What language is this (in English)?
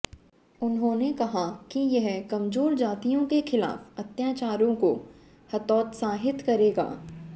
Hindi